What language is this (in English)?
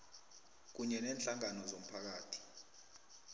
South Ndebele